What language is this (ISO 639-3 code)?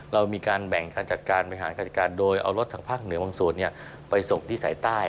tha